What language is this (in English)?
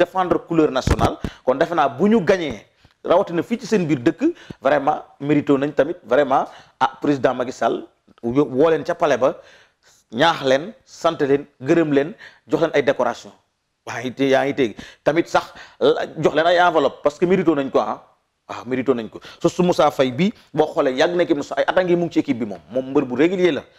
Indonesian